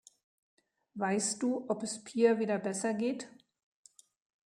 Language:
German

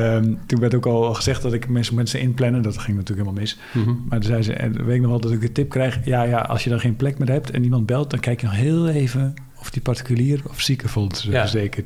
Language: Dutch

